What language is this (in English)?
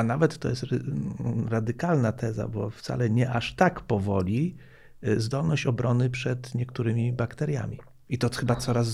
Polish